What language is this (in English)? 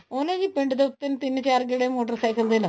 Punjabi